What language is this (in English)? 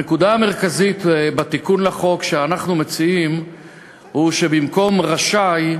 Hebrew